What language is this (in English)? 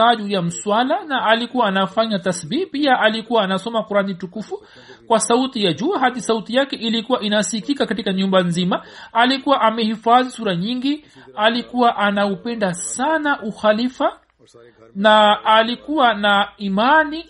Swahili